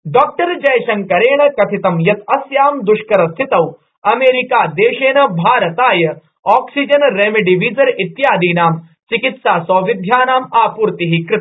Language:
Sanskrit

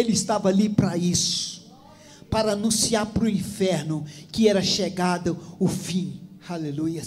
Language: Portuguese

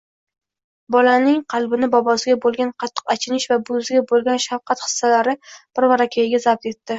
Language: Uzbek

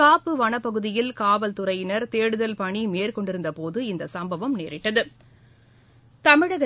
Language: Tamil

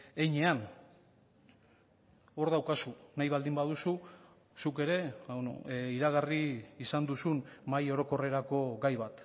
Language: Basque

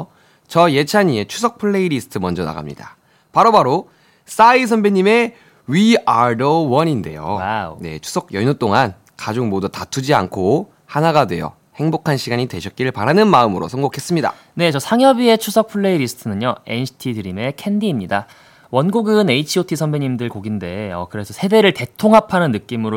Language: Korean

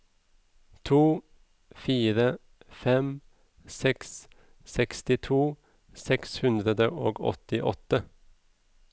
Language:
Norwegian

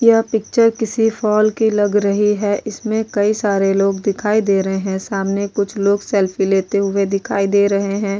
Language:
Hindi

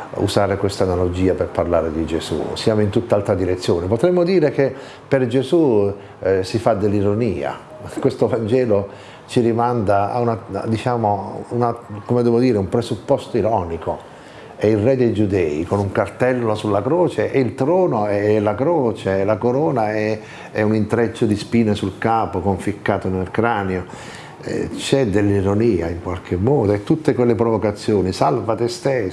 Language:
Italian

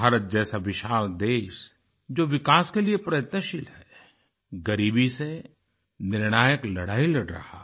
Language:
Hindi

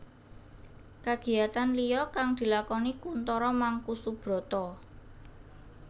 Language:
Javanese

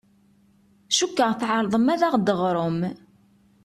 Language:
Kabyle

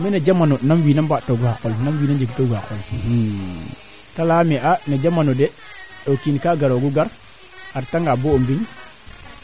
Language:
Serer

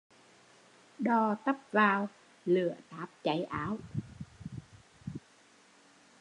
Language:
Vietnamese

